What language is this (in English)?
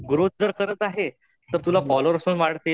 Marathi